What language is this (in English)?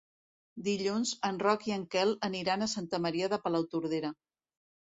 Catalan